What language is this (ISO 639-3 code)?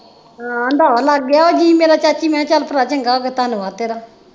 pan